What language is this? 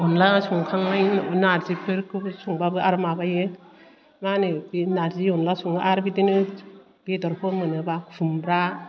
Bodo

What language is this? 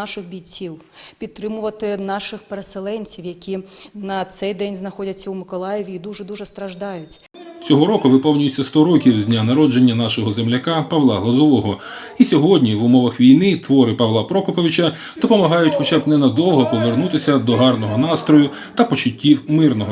Ukrainian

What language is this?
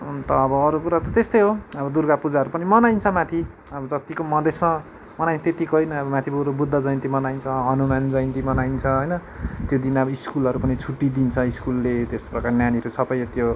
Nepali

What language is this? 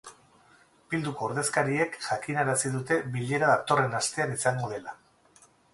Basque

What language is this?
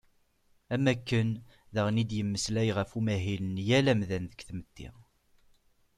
Kabyle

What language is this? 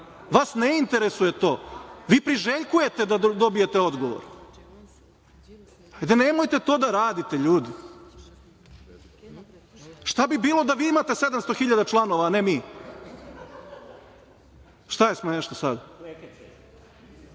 Serbian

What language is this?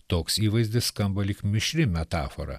Lithuanian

